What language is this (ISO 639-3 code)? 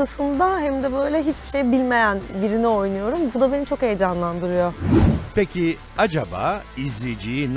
tur